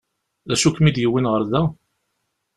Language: Kabyle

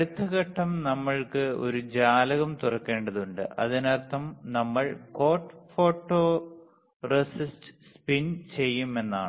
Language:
Malayalam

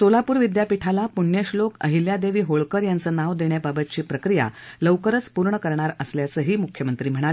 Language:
Marathi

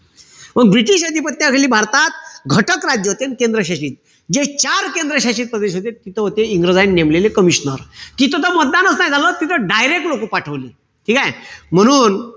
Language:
Marathi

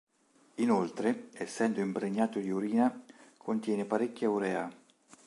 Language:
Italian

